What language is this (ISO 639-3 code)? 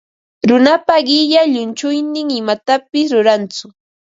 qva